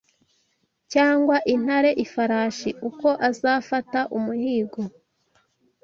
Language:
Kinyarwanda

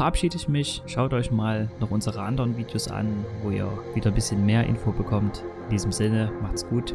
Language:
German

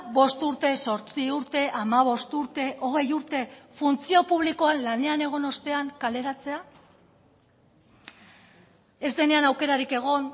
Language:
Basque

